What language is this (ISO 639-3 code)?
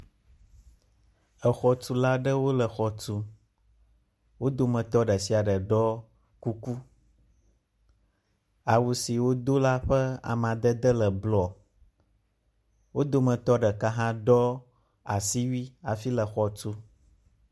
ewe